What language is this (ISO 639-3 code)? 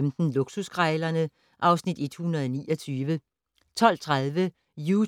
dan